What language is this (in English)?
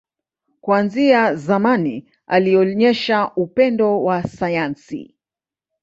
Swahili